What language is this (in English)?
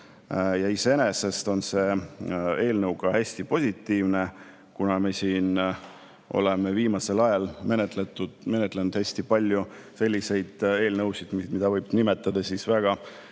Estonian